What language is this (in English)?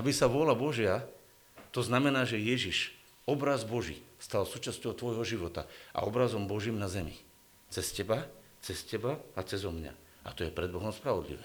Slovak